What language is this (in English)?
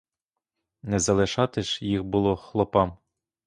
Ukrainian